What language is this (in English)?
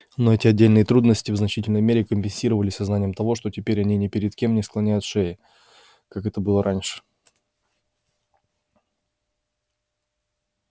Russian